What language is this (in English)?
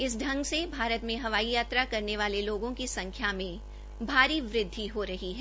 Hindi